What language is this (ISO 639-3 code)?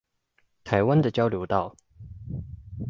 zho